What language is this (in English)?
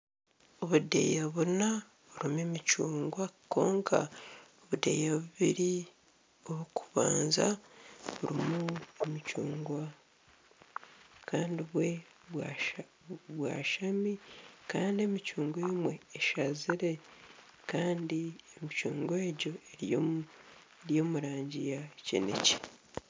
Nyankole